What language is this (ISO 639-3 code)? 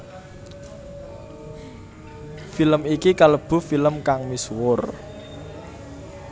jav